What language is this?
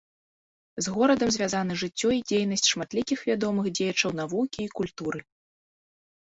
Belarusian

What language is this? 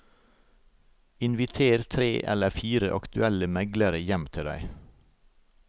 Norwegian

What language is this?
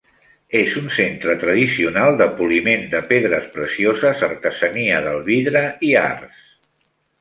Catalan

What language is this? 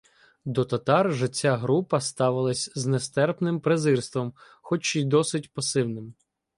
Ukrainian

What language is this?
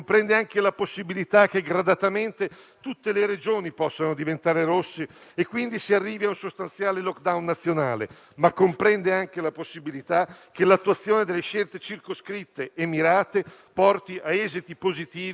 Italian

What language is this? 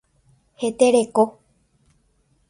Guarani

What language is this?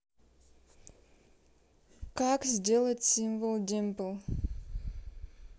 Russian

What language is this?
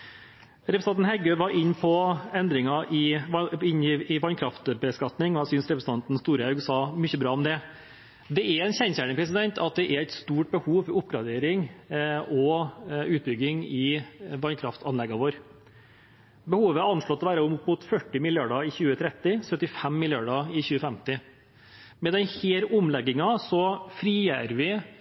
Norwegian Bokmål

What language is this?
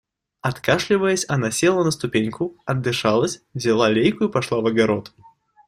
Russian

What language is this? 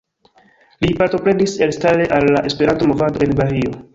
Esperanto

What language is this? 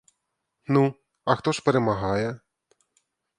Ukrainian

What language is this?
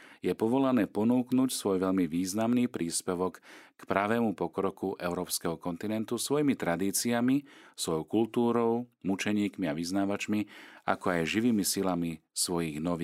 Slovak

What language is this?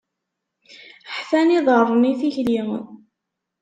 Kabyle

